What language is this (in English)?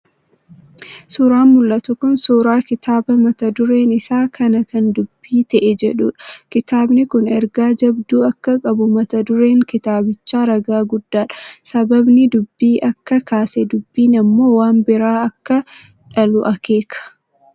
Oromo